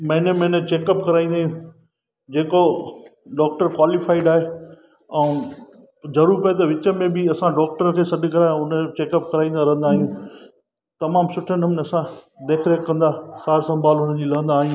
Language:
Sindhi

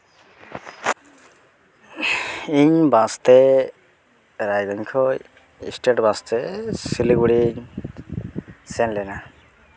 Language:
Santali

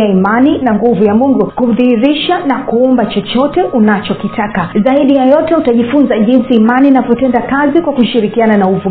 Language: Swahili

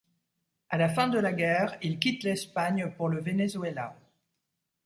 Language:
French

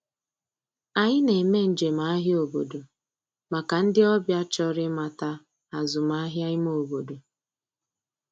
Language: Igbo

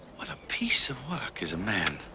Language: English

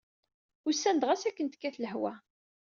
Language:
Kabyle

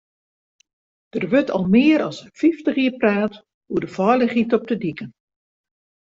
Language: Western Frisian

